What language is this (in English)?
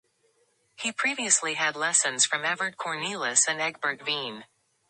English